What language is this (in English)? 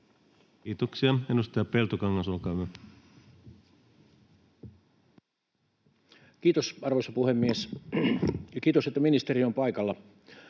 Finnish